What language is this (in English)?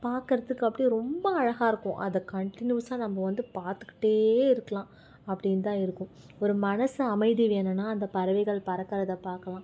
Tamil